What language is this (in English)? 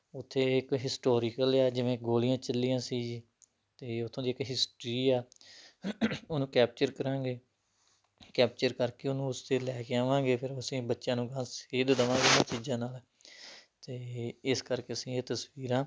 Punjabi